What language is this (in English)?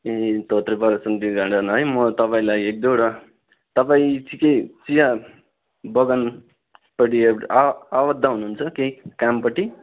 Nepali